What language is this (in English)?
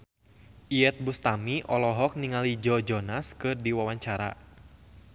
Sundanese